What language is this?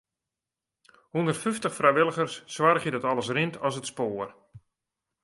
Western Frisian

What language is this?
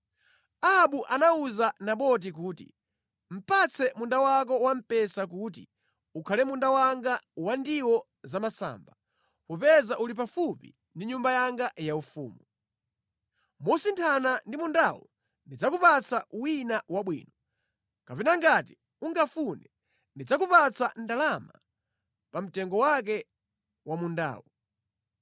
Nyanja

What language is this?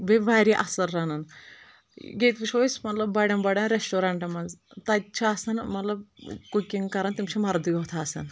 Kashmiri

